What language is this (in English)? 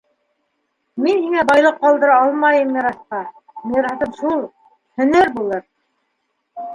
Bashkir